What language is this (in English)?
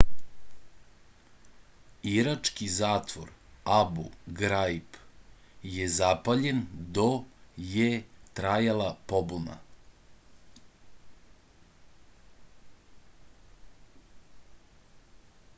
Serbian